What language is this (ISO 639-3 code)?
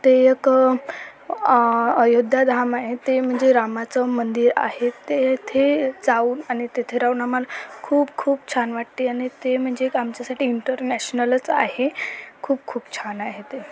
mar